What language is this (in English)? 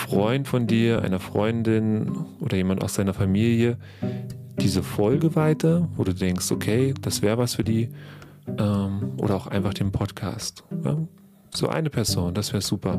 German